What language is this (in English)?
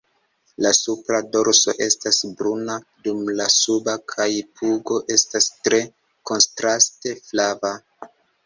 Esperanto